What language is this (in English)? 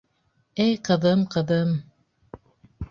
Bashkir